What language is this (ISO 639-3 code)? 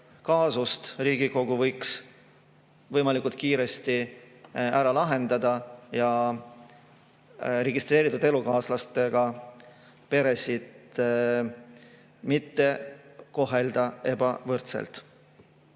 est